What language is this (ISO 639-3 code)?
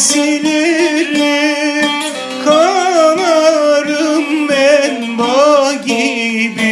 tur